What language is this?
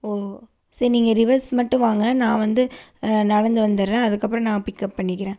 Tamil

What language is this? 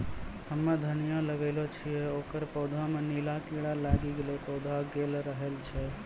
Maithili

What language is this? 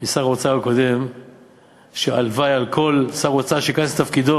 Hebrew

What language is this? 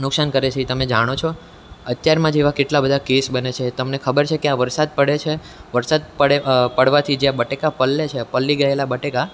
Gujarati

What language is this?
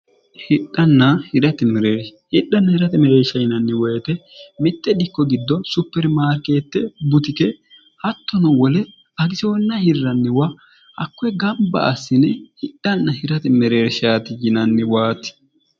Sidamo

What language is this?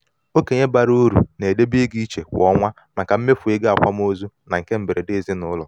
Igbo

